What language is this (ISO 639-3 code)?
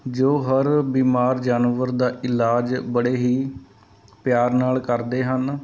pan